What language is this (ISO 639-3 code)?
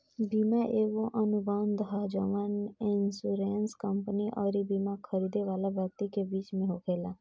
bho